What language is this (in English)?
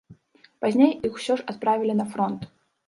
Belarusian